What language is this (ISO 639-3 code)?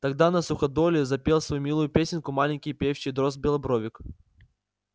rus